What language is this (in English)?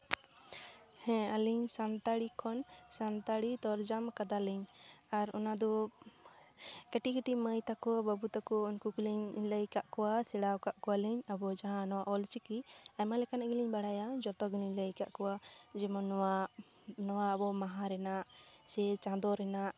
Santali